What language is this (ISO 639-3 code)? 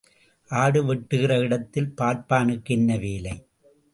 tam